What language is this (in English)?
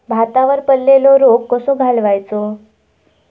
Marathi